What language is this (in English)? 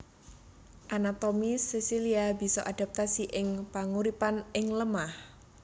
Javanese